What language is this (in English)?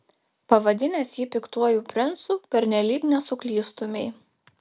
Lithuanian